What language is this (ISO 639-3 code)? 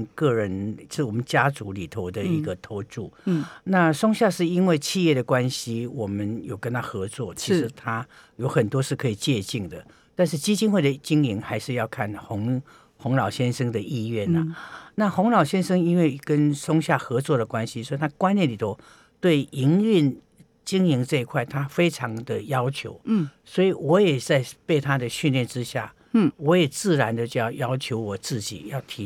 zho